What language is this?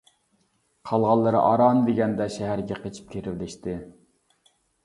Uyghur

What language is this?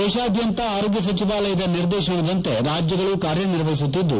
Kannada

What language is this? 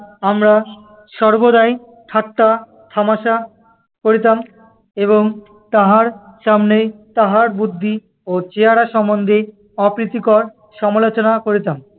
Bangla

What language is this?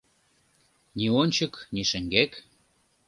Mari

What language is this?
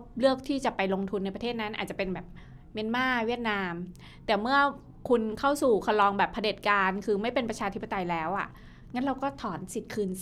Thai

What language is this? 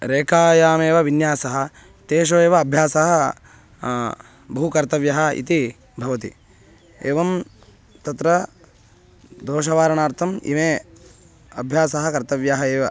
Sanskrit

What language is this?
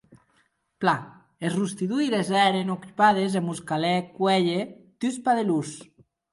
Occitan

